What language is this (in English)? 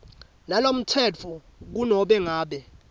Swati